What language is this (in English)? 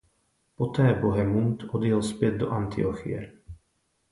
Czech